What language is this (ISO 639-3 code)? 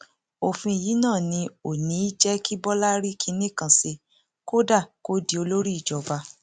yor